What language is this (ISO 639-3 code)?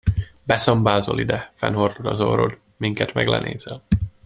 hun